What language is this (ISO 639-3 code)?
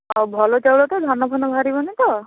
ori